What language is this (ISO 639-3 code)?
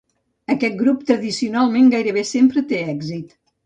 cat